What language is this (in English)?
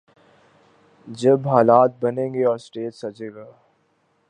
Urdu